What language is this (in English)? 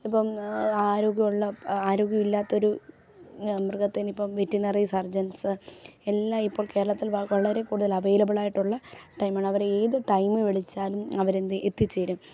Malayalam